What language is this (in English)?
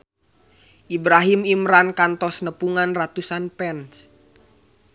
Sundanese